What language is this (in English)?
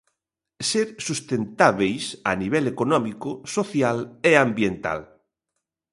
Galician